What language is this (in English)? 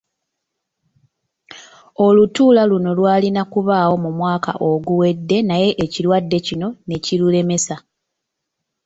Ganda